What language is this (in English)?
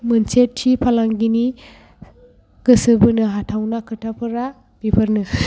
Bodo